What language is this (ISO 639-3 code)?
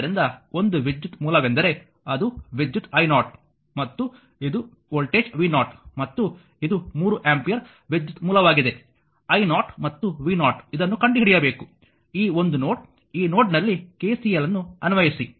kan